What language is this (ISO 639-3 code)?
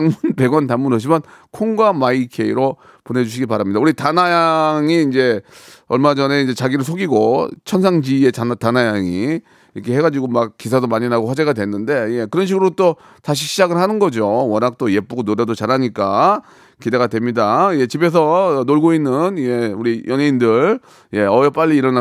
kor